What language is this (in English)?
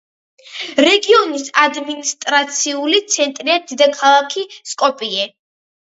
Georgian